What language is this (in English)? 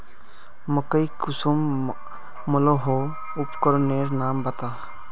Magahi